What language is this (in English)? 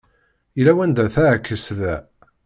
Kabyle